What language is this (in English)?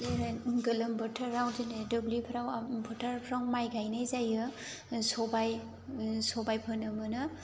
Bodo